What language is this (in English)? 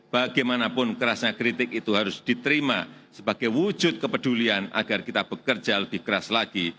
Indonesian